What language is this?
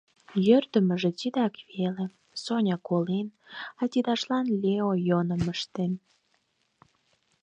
Mari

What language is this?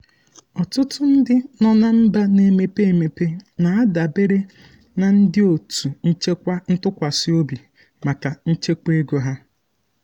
Igbo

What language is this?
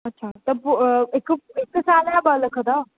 Sindhi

